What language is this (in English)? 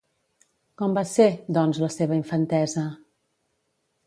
Catalan